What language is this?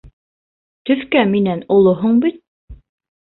Bashkir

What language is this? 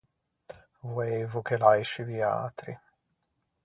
Ligurian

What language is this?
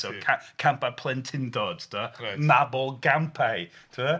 Welsh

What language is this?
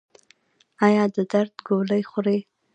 Pashto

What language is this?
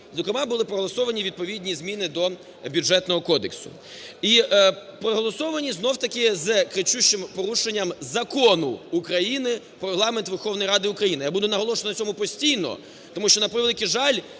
Ukrainian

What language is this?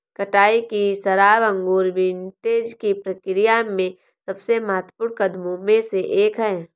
Hindi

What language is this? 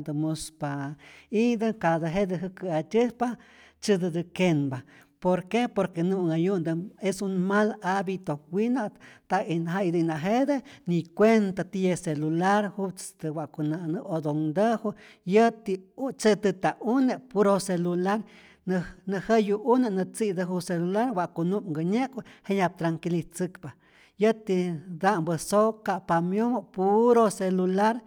Rayón Zoque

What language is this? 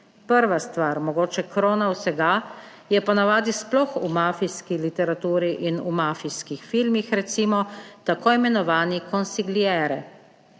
Slovenian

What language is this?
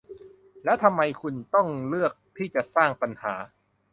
Thai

